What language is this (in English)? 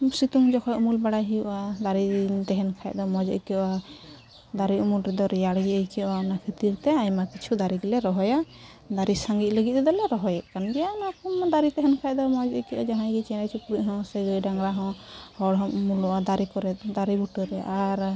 Santali